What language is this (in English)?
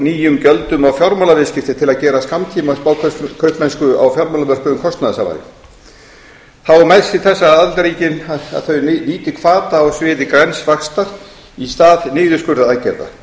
Icelandic